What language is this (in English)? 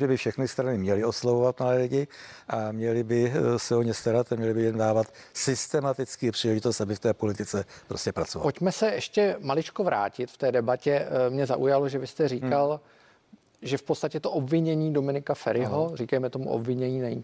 Czech